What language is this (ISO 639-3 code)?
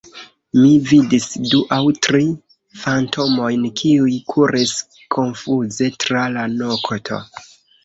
epo